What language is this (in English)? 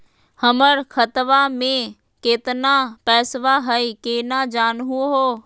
Magahi